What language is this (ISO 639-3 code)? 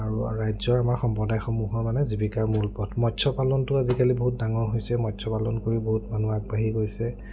asm